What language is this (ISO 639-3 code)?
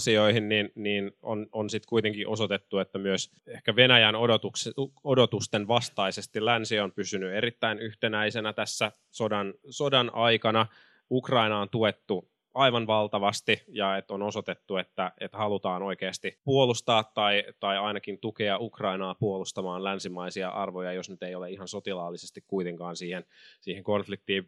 fin